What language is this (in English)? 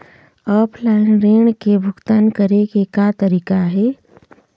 Chhattisgarhi